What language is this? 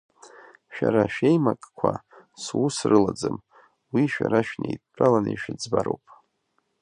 Abkhazian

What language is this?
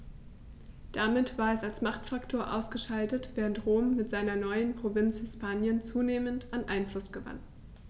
German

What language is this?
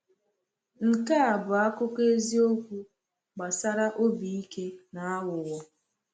Igbo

